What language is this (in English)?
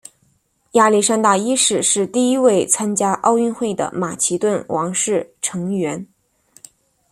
Chinese